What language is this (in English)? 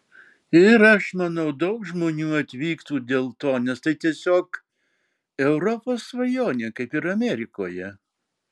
Lithuanian